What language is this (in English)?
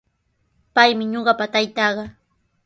Sihuas Ancash Quechua